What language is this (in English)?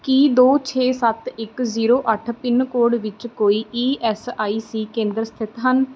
Punjabi